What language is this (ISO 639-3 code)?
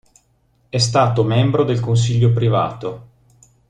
ita